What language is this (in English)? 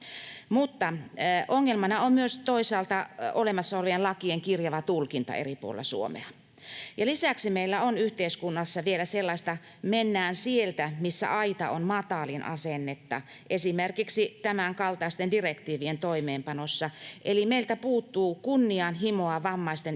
Finnish